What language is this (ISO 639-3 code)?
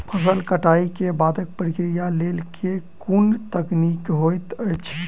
mai